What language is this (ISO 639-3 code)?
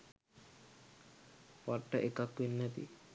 sin